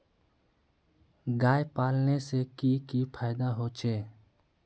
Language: Magahi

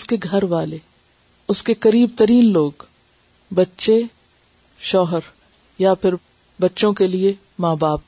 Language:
Urdu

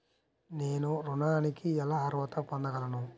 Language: Telugu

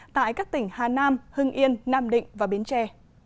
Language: Vietnamese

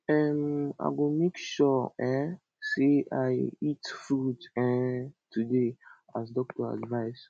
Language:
Nigerian Pidgin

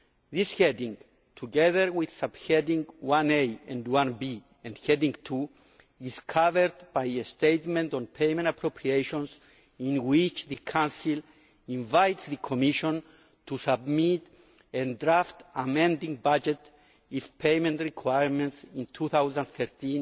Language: English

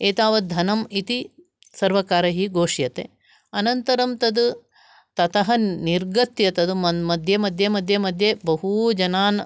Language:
Sanskrit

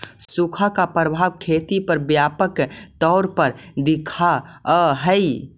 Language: Magahi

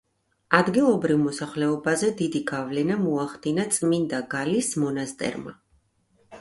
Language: Georgian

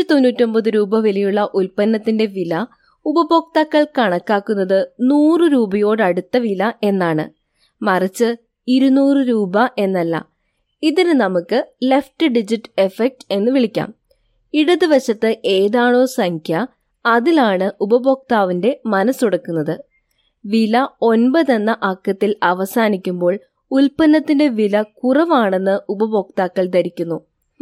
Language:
Malayalam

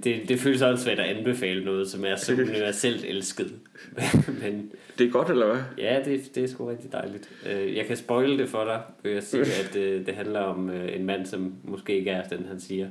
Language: Danish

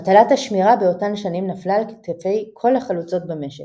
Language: Hebrew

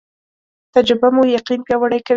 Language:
Pashto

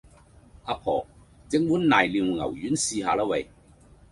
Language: Cantonese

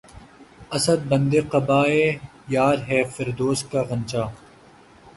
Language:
Urdu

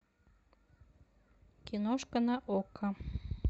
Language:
Russian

